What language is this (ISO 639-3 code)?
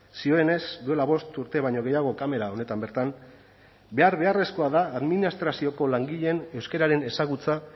eus